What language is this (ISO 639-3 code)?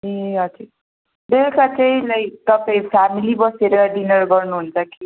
nep